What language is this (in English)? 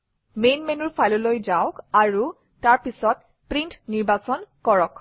Assamese